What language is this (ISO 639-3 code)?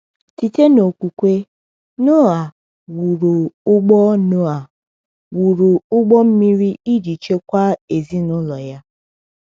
ibo